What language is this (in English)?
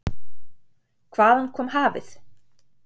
Icelandic